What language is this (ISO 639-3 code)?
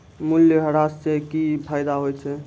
mai